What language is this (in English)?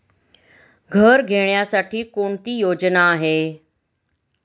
Marathi